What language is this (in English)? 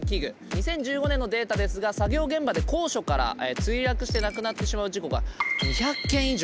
Japanese